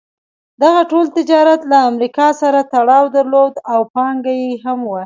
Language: Pashto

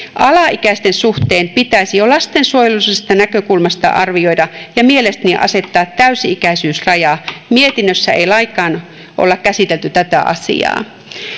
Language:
Finnish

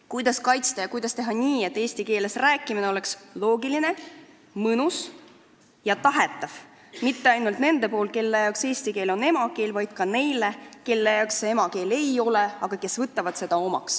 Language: Estonian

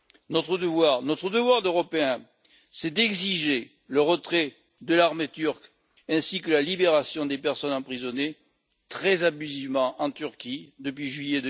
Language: French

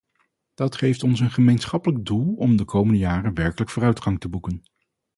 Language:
Dutch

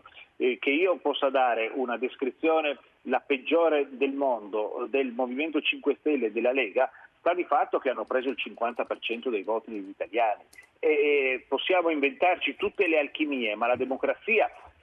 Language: Italian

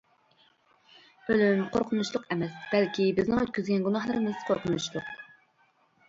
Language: Uyghur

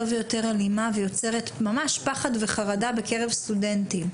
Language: Hebrew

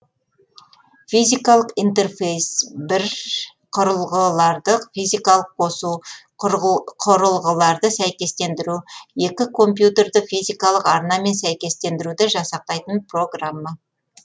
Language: Kazakh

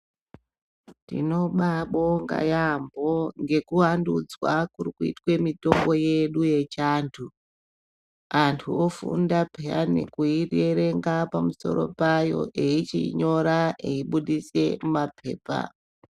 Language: Ndau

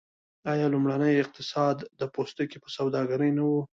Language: Pashto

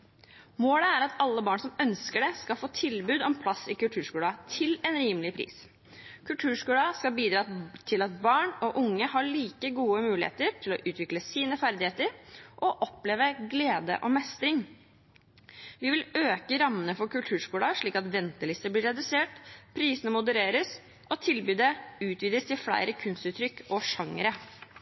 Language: Norwegian Bokmål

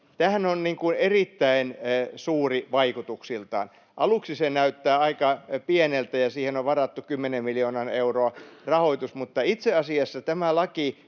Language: Finnish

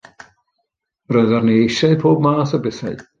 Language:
Welsh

